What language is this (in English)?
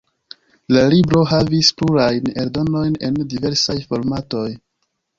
Esperanto